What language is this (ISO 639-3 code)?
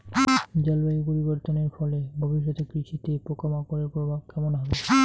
ben